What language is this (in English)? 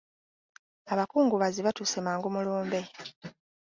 Ganda